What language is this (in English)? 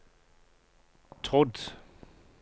Norwegian